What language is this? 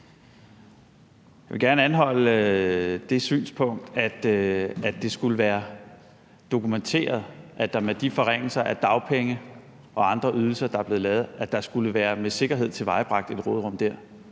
Danish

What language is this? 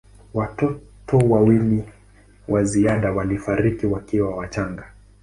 Swahili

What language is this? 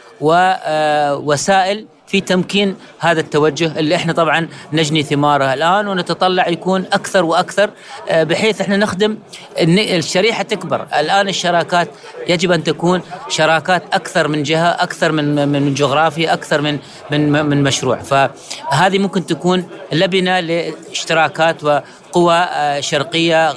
Arabic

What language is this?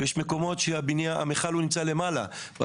Hebrew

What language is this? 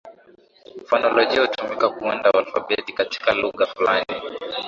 Swahili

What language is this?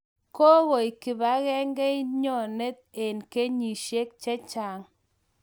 Kalenjin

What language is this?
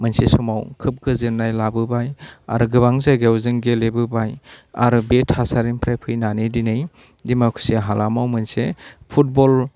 Bodo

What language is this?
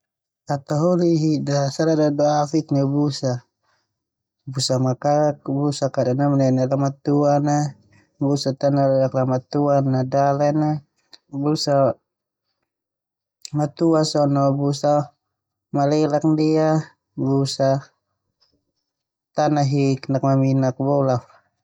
Termanu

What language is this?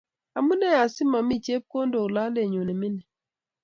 Kalenjin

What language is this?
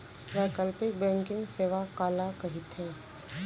Chhattisgarhi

